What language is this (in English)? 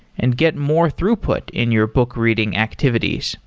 English